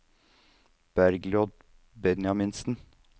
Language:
Norwegian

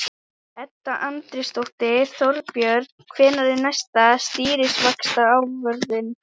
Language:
Icelandic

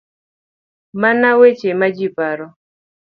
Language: Luo (Kenya and Tanzania)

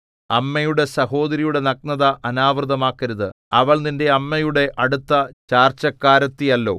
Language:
Malayalam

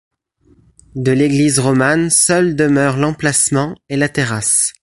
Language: French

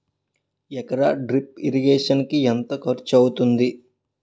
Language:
Telugu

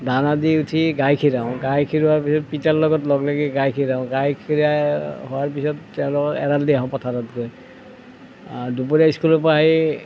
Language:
Assamese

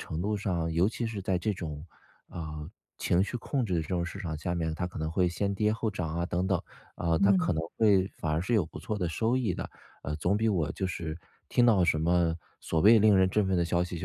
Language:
Chinese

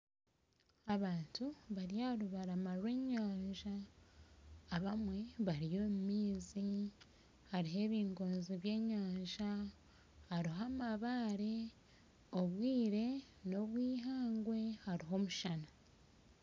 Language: Nyankole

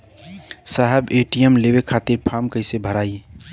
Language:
Bhojpuri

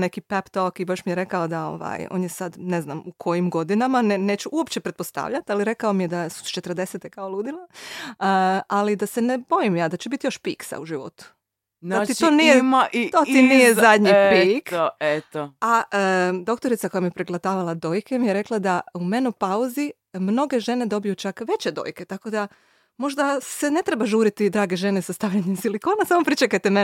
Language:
Croatian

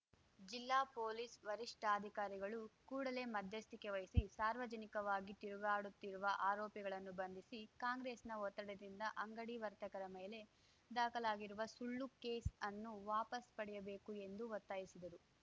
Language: Kannada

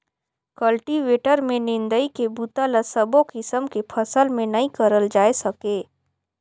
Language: Chhattisgarhi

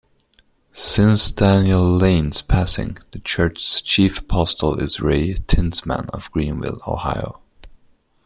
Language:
English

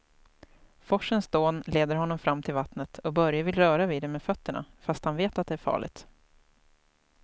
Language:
Swedish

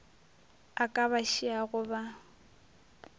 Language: Northern Sotho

